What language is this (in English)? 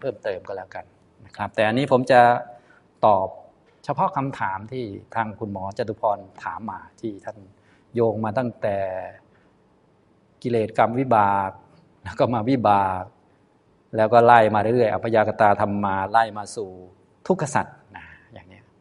Thai